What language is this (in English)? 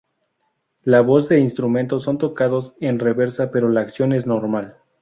Spanish